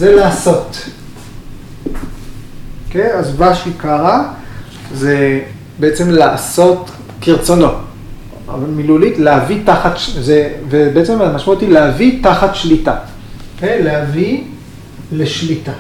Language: Hebrew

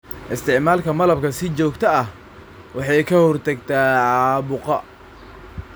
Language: Somali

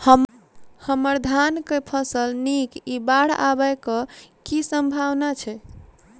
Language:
Maithili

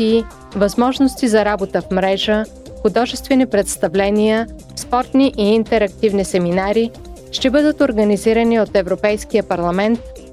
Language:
Bulgarian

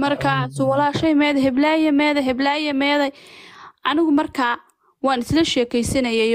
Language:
Arabic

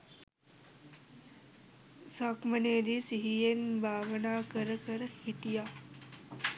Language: Sinhala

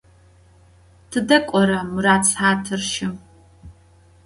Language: Adyghe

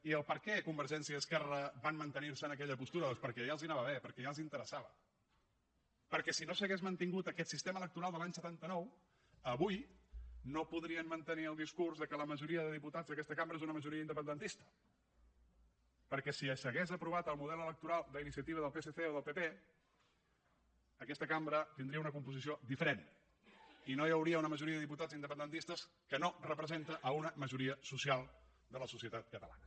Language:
Catalan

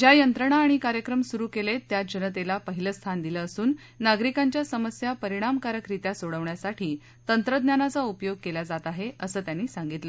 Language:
Marathi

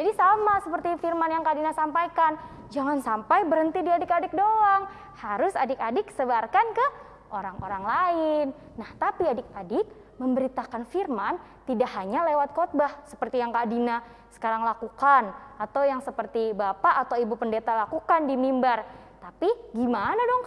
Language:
Indonesian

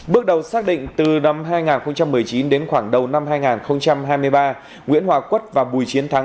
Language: Vietnamese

